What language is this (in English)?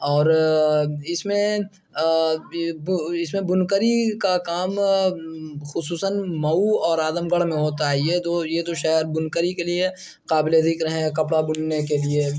Urdu